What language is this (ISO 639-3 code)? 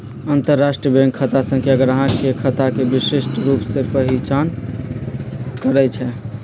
mag